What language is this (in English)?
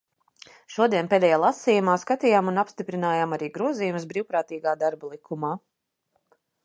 Latvian